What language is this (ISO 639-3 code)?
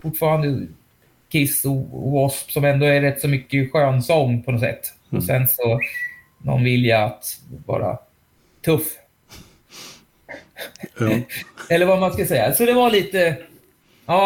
swe